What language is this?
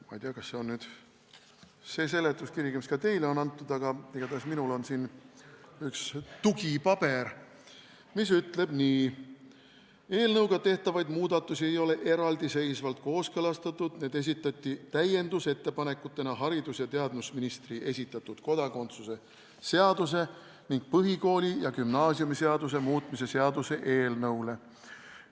Estonian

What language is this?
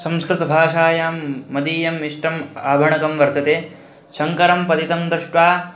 Sanskrit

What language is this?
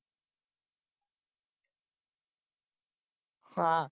Punjabi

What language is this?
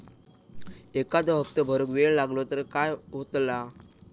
Marathi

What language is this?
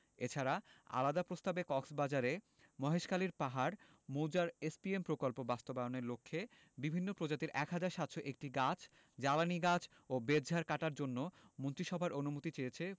Bangla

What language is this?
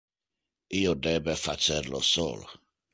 Interlingua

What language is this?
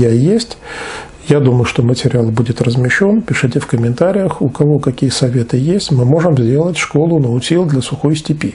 Russian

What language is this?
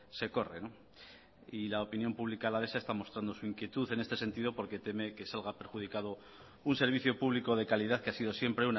Spanish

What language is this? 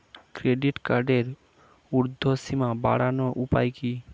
Bangla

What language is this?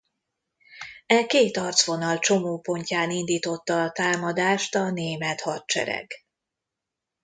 Hungarian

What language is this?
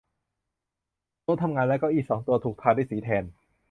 Thai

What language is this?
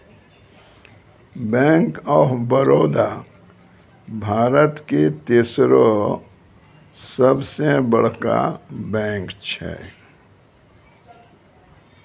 Maithili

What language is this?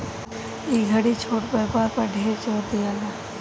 Bhojpuri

